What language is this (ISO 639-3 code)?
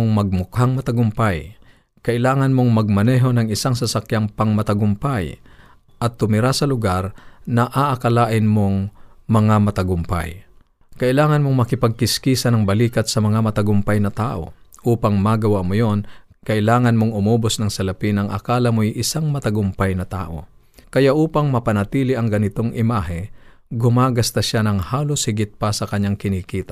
fil